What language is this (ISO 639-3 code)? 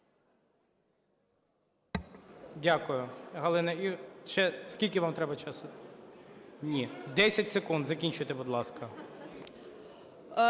ukr